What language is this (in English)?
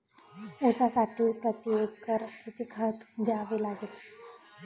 Marathi